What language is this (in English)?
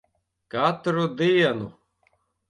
Latvian